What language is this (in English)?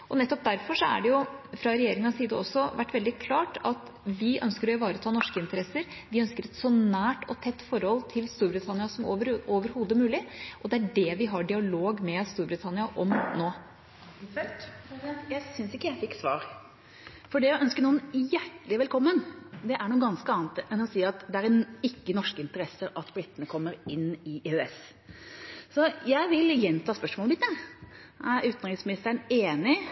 Norwegian